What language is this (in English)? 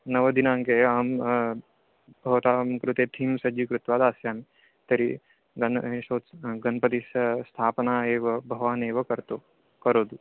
Sanskrit